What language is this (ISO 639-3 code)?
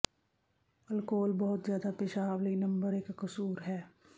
pan